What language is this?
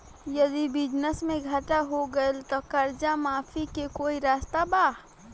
Bhojpuri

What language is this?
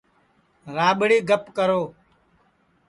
Sansi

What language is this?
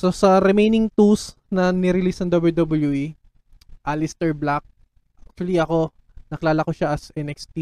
Filipino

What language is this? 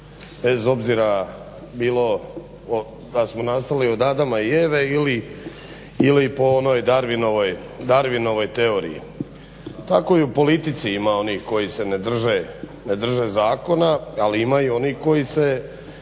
Croatian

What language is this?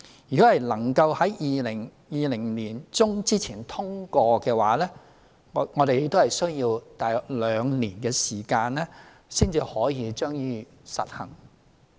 Cantonese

